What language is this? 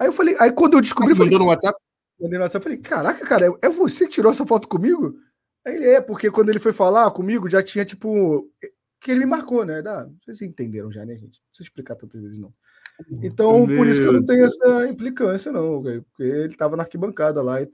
Portuguese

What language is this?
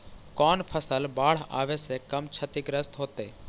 Magahi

